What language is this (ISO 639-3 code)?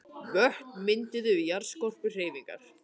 isl